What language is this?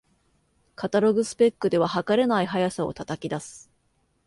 Japanese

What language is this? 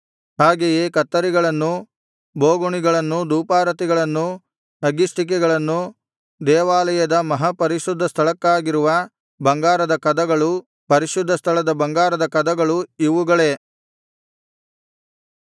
Kannada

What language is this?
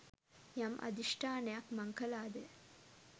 Sinhala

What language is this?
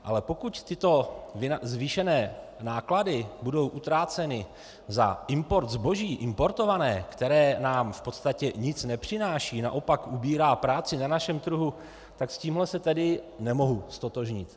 Czech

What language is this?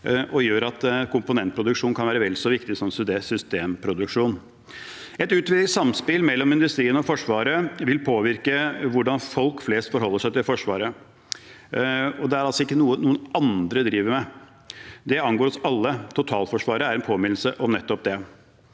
Norwegian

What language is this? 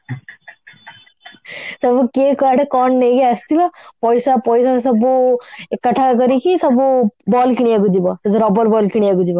Odia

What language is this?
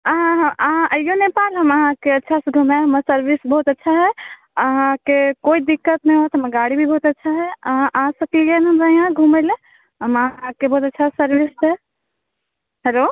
Maithili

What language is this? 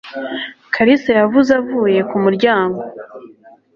Kinyarwanda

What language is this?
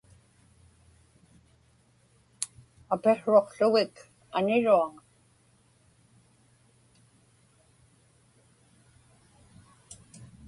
Inupiaq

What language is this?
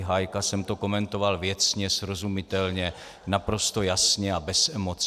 Czech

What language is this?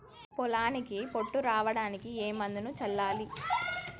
Telugu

